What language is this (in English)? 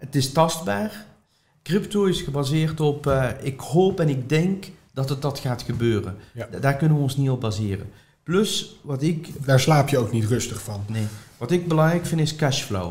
Dutch